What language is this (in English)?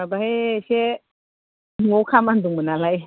Bodo